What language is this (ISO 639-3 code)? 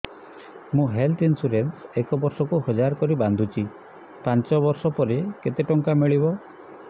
ori